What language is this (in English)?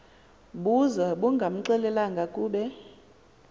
Xhosa